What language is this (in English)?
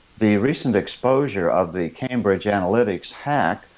English